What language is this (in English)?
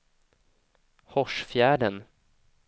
Swedish